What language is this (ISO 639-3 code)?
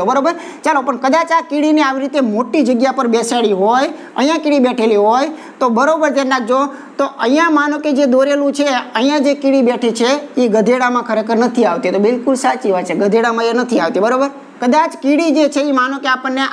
ind